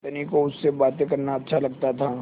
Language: Hindi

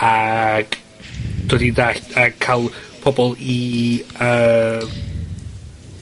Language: Welsh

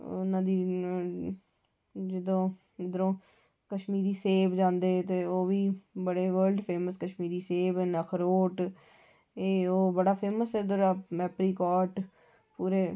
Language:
Dogri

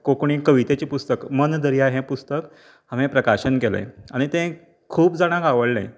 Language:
Konkani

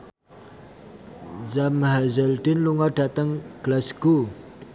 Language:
Javanese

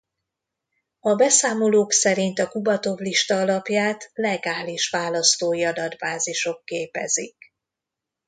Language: Hungarian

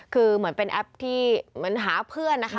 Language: Thai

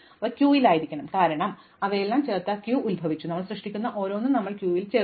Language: Malayalam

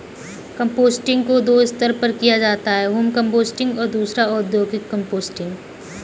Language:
Hindi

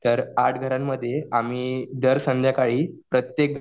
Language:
Marathi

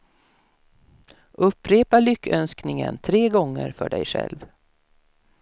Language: Swedish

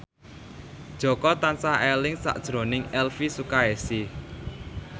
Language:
Javanese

